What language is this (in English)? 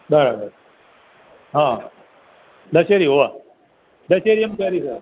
Gujarati